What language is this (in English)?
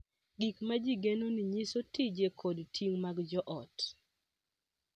Luo (Kenya and Tanzania)